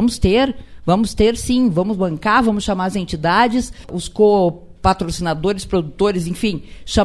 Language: Portuguese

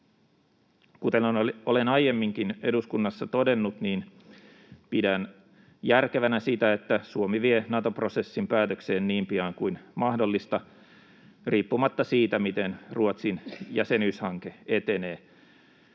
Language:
Finnish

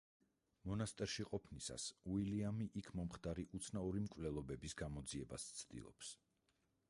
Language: Georgian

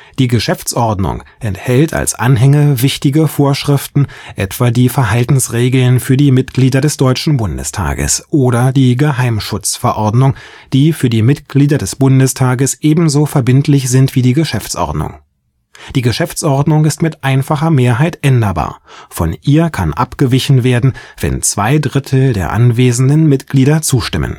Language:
German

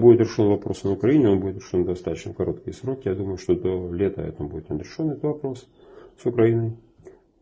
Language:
Russian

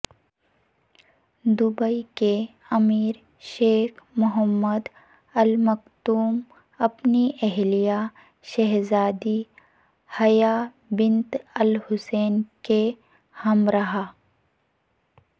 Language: Urdu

